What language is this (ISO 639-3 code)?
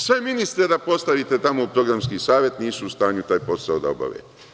srp